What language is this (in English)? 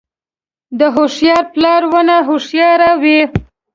Pashto